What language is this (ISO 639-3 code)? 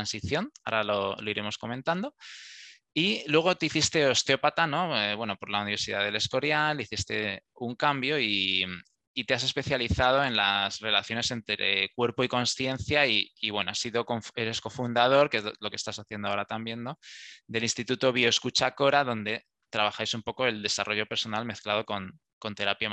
spa